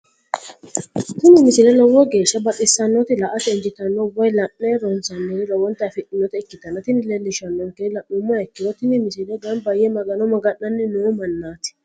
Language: Sidamo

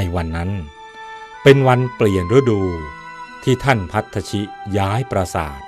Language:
Thai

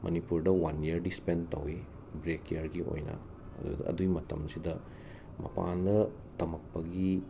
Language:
Manipuri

